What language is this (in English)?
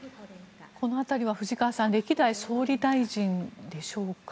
Japanese